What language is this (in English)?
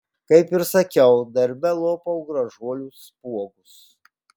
Lithuanian